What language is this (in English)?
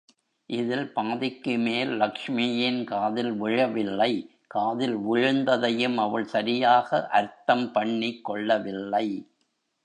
Tamil